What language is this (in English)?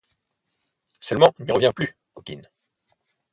French